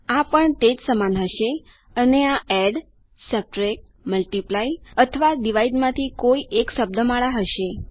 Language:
Gujarati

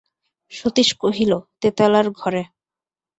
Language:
Bangla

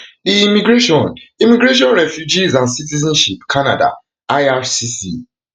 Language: Nigerian Pidgin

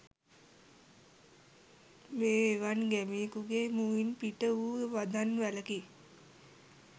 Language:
Sinhala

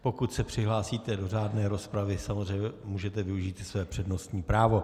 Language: Czech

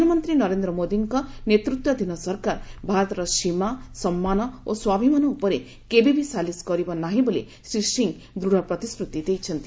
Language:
Odia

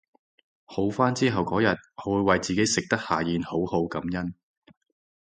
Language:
Cantonese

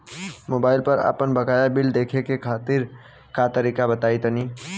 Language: Bhojpuri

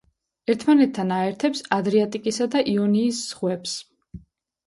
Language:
Georgian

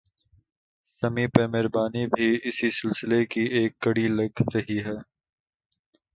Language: Urdu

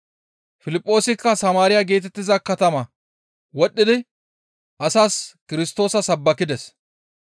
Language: Gamo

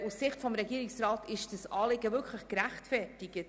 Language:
Swiss German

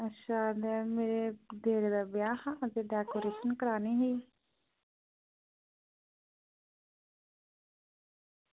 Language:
Dogri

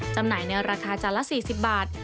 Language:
Thai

